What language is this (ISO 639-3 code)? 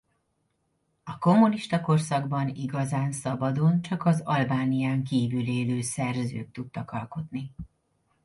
hun